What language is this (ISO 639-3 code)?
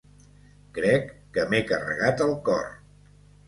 cat